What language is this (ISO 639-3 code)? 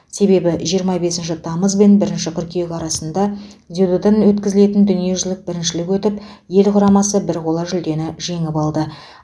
kaz